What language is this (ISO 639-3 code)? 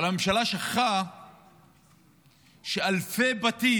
heb